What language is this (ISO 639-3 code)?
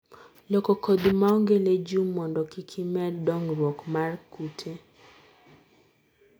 luo